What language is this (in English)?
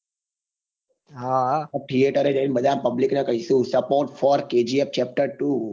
Gujarati